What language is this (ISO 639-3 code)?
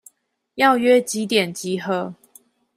zho